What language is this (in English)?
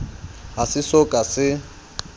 Southern Sotho